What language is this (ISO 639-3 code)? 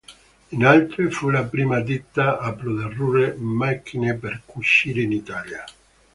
ita